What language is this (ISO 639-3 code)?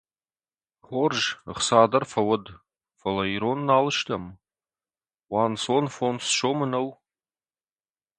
oss